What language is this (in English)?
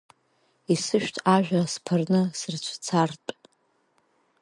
Abkhazian